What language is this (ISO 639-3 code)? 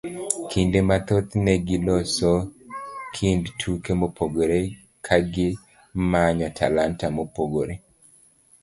luo